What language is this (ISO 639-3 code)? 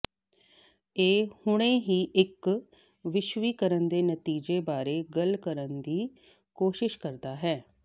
pan